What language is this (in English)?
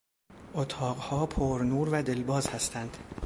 Persian